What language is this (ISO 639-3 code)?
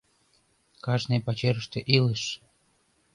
chm